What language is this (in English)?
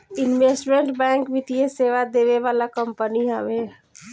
Bhojpuri